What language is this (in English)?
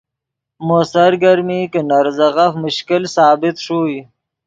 Yidgha